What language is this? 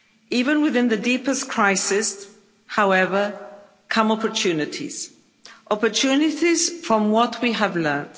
English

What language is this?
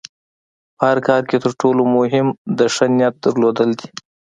Pashto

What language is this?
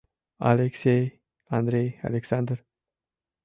Mari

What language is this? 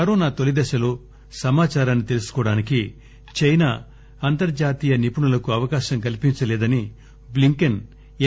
Telugu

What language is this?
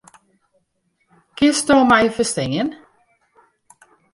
Western Frisian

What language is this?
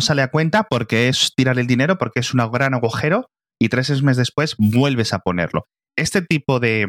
Spanish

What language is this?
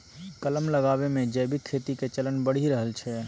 Maithili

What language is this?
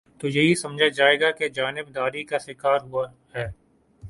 Urdu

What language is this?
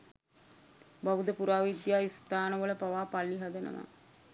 Sinhala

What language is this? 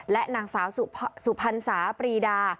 Thai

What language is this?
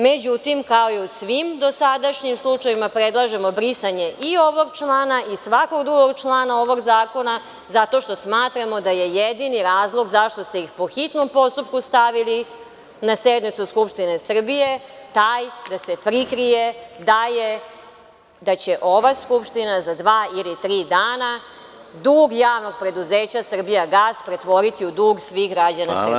Serbian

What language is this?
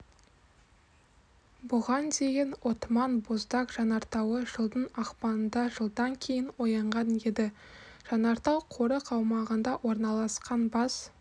Kazakh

